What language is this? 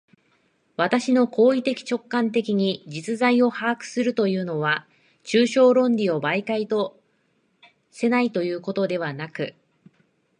Japanese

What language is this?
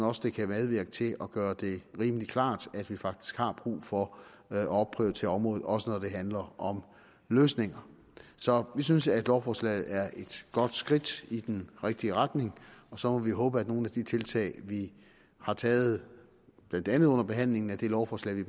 Danish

